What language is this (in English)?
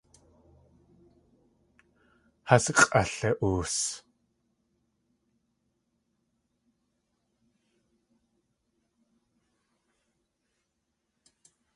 Tlingit